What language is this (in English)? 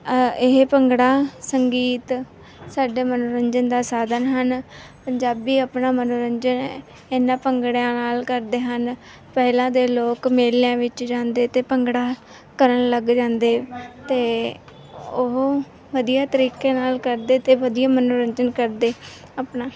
Punjabi